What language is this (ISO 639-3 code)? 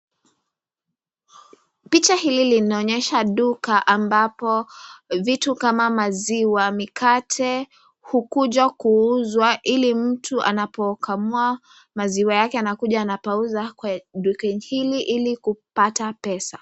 swa